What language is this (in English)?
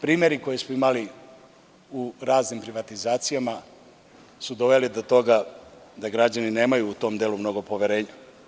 Serbian